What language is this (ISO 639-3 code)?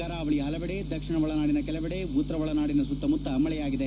kan